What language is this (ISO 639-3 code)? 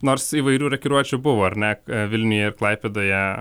lit